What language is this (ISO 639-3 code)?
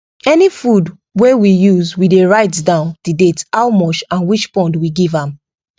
pcm